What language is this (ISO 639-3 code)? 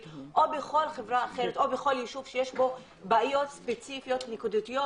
heb